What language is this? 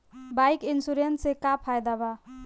Bhojpuri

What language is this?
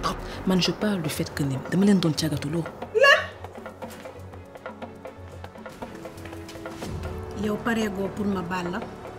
Filipino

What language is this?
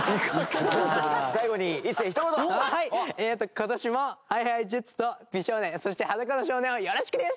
Japanese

